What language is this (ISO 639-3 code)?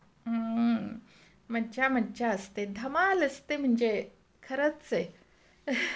mar